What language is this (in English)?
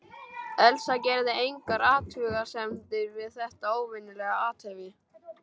Icelandic